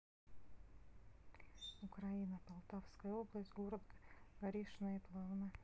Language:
Russian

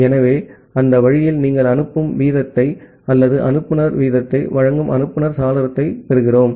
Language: Tamil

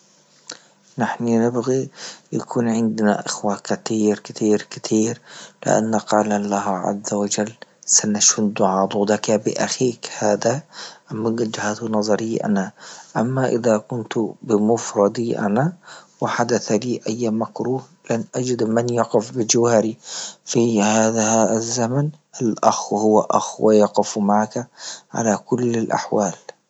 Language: Libyan Arabic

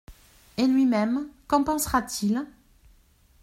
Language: French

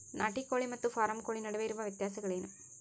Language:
Kannada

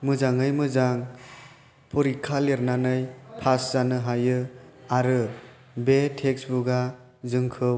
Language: Bodo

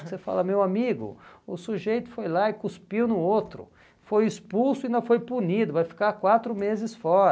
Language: Portuguese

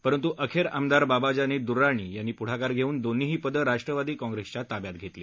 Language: Marathi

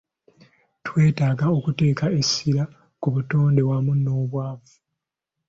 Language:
Ganda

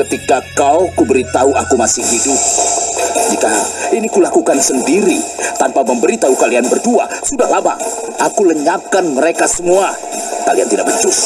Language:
Indonesian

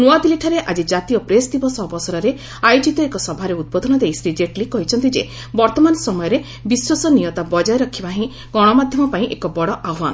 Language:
Odia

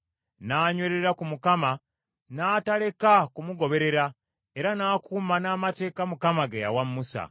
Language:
Ganda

